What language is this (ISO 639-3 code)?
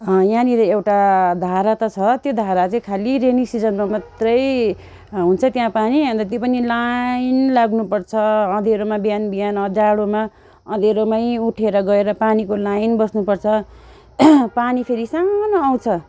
nep